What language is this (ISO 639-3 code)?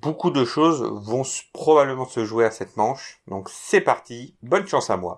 fra